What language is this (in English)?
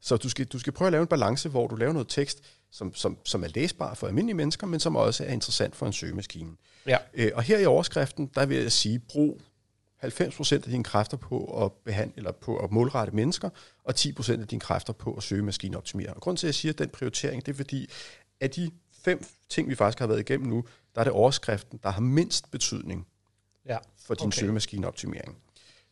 Danish